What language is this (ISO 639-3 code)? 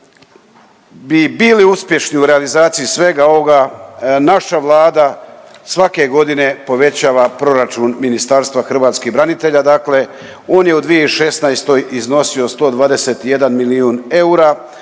hrv